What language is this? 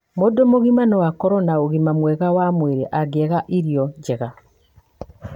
Kikuyu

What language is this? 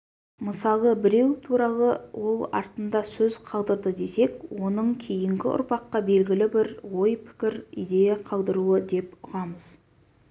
Kazakh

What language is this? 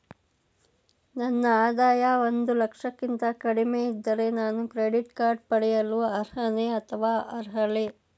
Kannada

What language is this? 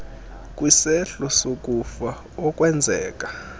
Xhosa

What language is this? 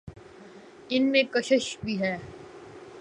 Urdu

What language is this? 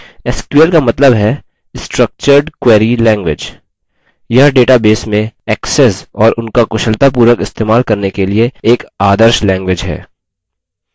Hindi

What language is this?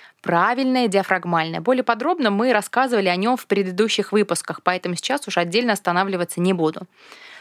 Russian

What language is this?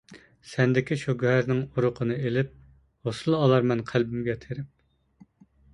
Uyghur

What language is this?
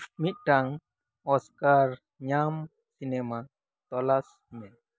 Santali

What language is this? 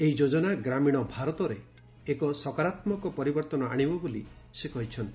Odia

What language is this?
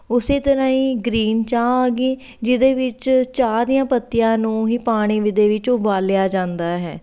Punjabi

